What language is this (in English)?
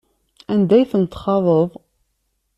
Kabyle